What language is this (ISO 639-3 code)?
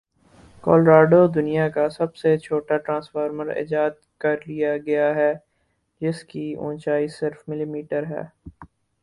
urd